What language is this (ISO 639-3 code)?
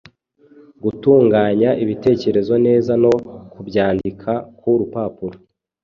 kin